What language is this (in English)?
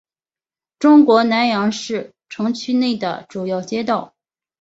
Chinese